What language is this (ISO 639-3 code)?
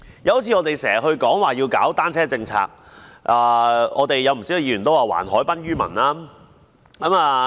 yue